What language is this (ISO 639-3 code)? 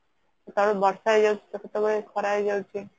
ori